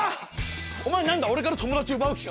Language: Japanese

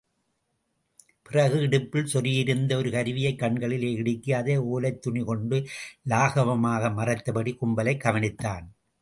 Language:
Tamil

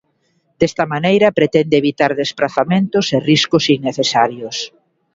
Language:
Galician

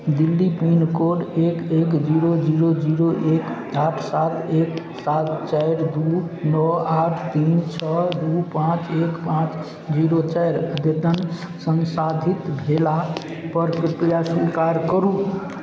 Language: Maithili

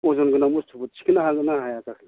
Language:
Bodo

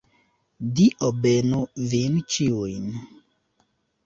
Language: Esperanto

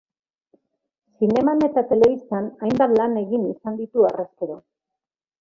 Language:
Basque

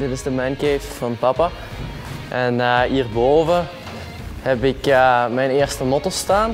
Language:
Dutch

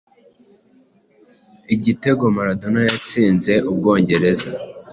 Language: Kinyarwanda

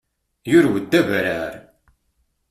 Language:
Kabyle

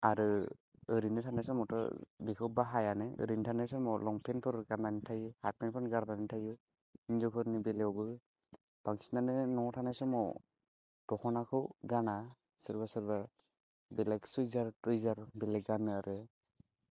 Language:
Bodo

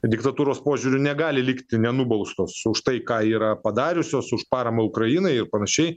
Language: Lithuanian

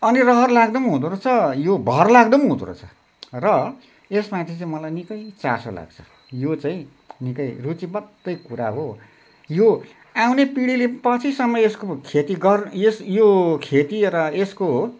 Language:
Nepali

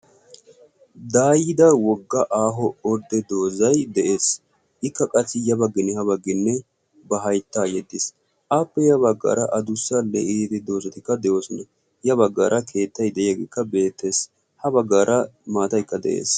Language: Wolaytta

